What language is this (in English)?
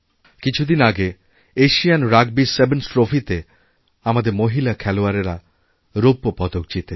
Bangla